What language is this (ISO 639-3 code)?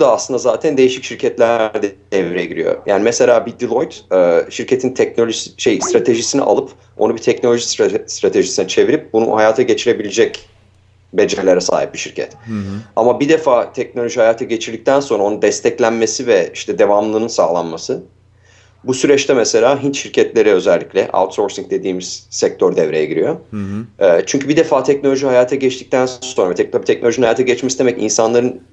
tur